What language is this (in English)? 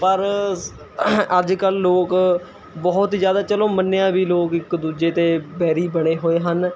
Punjabi